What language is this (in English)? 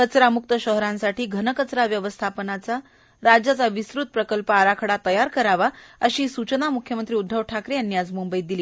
Marathi